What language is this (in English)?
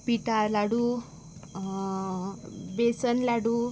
Konkani